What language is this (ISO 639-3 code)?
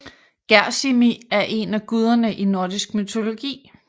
dan